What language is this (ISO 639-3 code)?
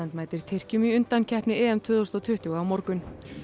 isl